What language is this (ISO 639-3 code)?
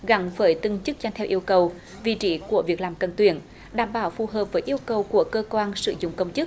vie